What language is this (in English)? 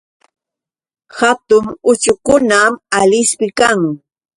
Yauyos Quechua